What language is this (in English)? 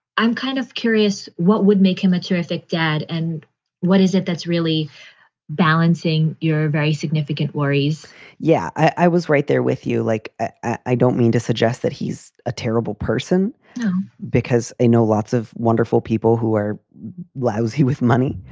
English